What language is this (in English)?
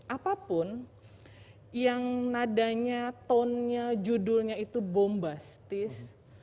Indonesian